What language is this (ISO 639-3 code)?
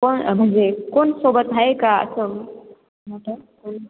mar